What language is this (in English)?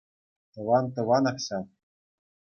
Chuvash